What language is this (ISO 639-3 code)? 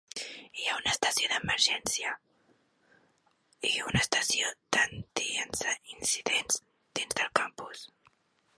cat